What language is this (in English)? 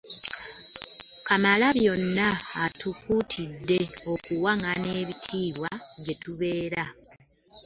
Ganda